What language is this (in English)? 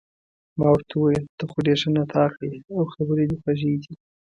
Pashto